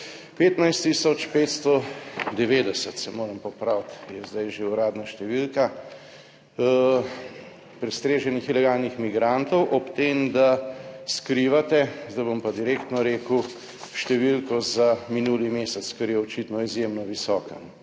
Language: Slovenian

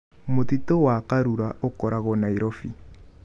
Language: Kikuyu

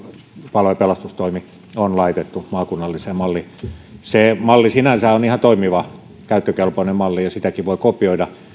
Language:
Finnish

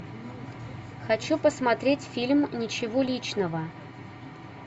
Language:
Russian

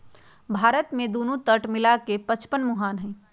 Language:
Magahi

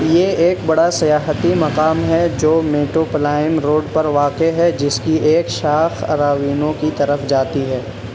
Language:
Urdu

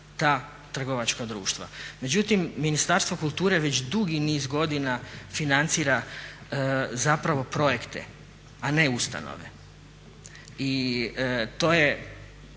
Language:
Croatian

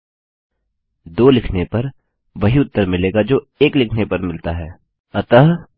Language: Hindi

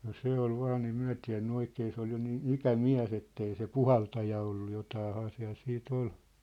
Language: Finnish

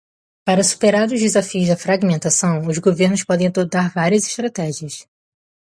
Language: Portuguese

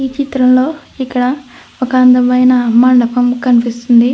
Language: Telugu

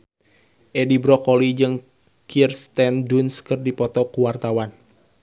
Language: Sundanese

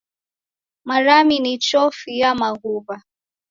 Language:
Taita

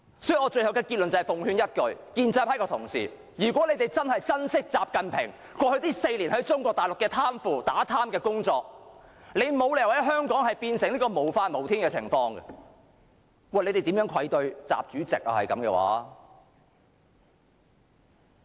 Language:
Cantonese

